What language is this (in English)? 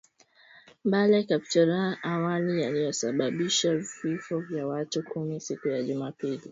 Swahili